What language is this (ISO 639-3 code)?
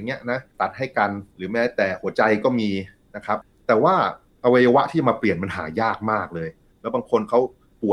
tha